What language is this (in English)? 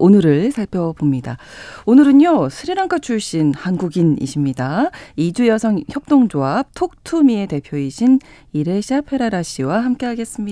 Korean